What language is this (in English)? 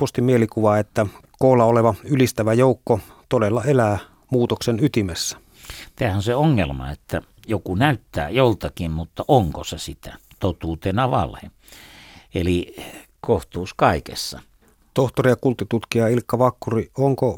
Finnish